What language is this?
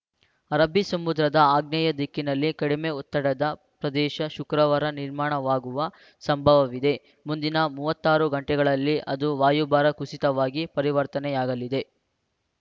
Kannada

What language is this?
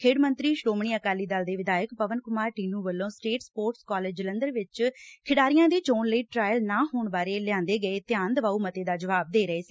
Punjabi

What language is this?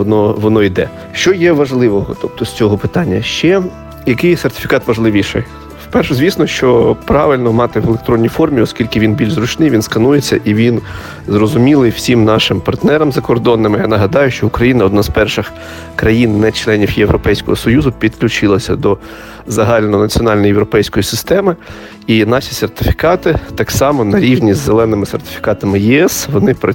Ukrainian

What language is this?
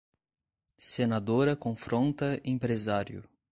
Portuguese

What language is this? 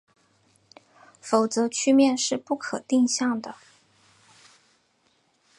Chinese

